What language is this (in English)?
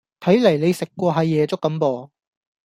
Cantonese